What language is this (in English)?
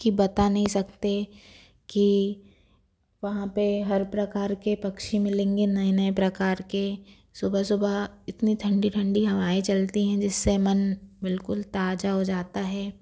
Hindi